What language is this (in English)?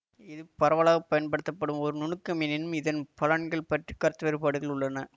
Tamil